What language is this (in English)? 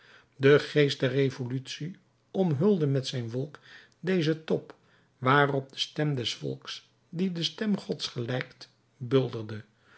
Dutch